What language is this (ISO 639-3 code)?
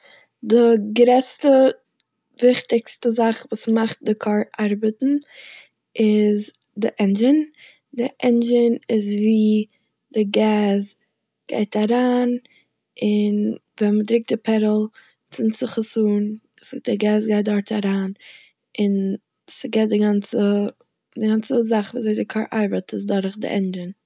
yid